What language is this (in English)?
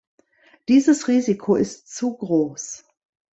German